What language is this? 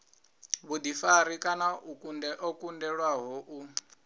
Venda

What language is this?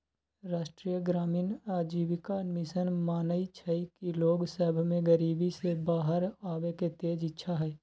Magahi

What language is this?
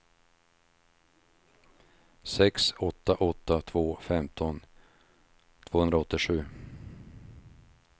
Swedish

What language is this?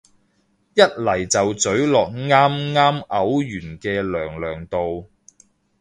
Cantonese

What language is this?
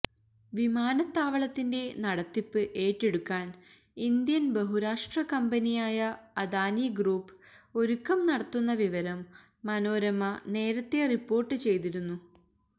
Malayalam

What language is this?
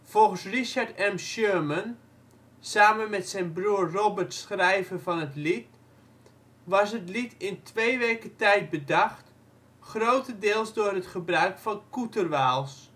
Dutch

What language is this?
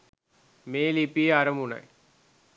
Sinhala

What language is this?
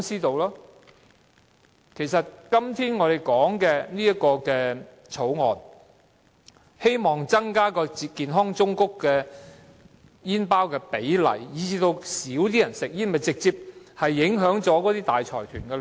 Cantonese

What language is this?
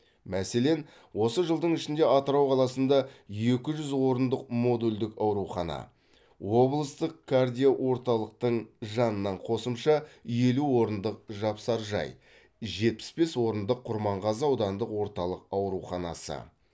Kazakh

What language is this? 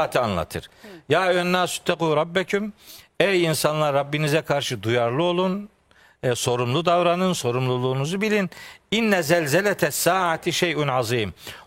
Turkish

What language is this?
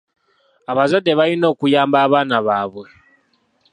Ganda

